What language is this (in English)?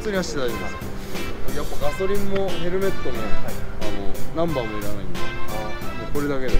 Japanese